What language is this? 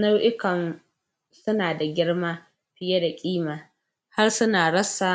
Hausa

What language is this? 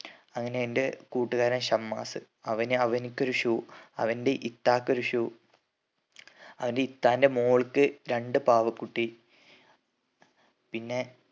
Malayalam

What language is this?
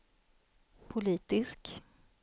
Swedish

